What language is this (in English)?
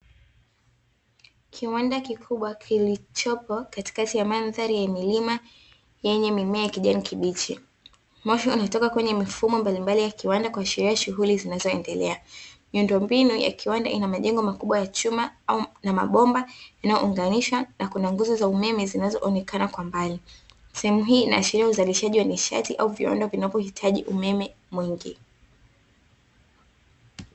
Swahili